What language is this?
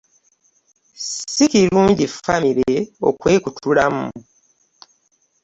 Ganda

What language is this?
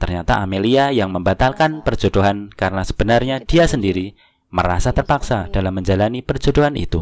Indonesian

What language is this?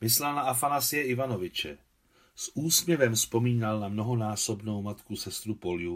Czech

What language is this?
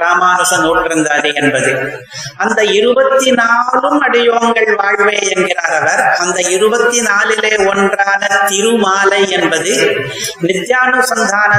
Tamil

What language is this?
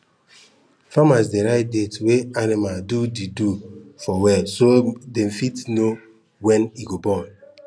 Nigerian Pidgin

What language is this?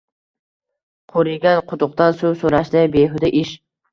Uzbek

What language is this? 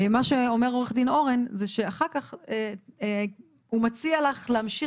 Hebrew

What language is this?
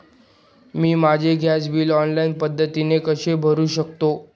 Marathi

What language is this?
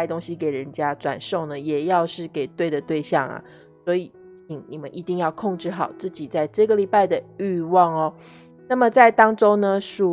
Chinese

